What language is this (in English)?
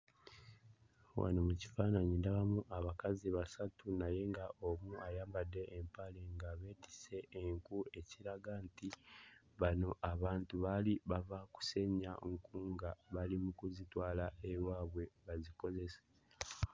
Ganda